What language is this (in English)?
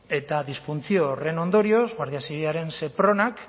Basque